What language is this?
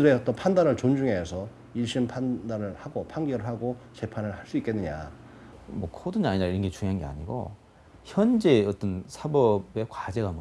Korean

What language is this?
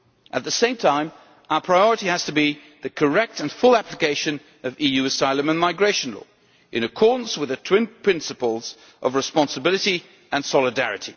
English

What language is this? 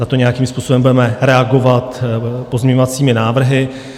Czech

